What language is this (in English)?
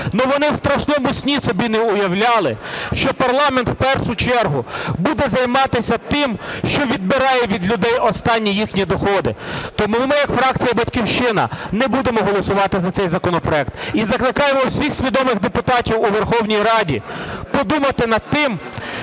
Ukrainian